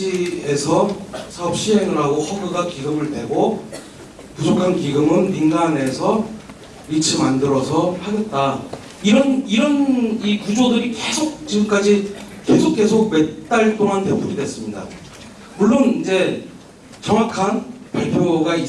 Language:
Korean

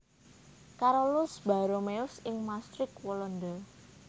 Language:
Javanese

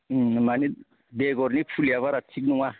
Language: Bodo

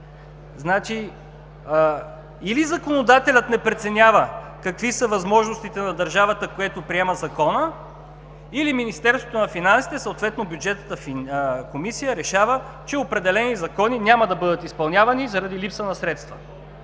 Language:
Bulgarian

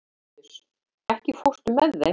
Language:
Icelandic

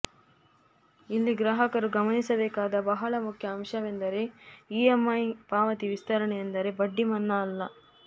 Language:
Kannada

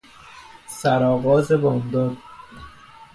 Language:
Persian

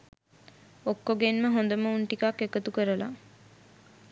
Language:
Sinhala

